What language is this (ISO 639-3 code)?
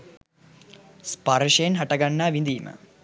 sin